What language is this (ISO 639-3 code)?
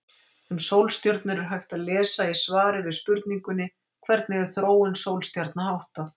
isl